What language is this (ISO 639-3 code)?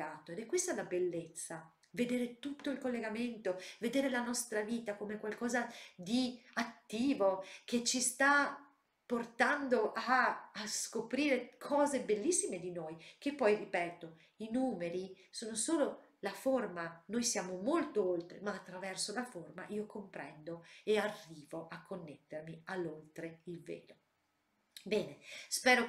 ita